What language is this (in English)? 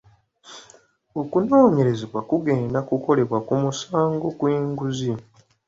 Ganda